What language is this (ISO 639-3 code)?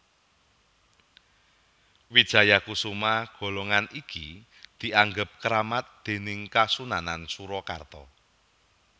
jav